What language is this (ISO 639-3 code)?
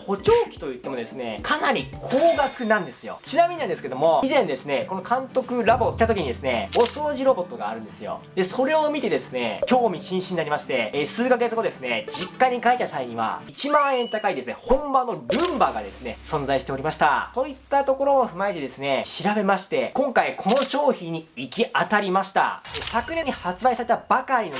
jpn